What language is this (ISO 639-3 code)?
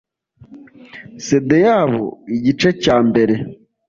kin